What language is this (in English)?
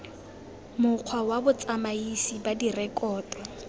Tswana